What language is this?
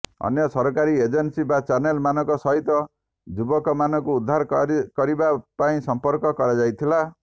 Odia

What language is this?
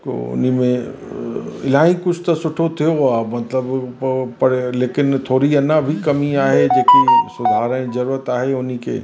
Sindhi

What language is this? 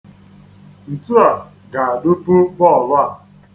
Igbo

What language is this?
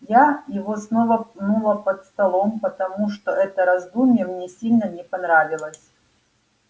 Russian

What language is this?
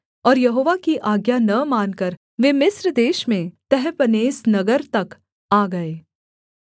Hindi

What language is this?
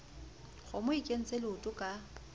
Southern Sotho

